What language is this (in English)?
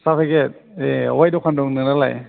Bodo